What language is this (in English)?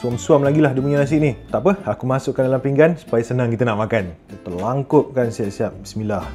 Malay